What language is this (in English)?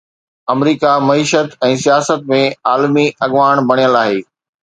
Sindhi